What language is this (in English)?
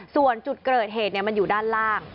Thai